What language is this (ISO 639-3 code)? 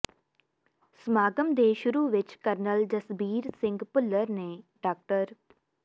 pan